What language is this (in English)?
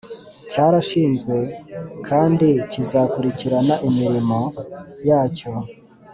Kinyarwanda